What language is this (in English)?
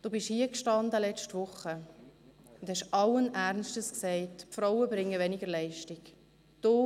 Swiss German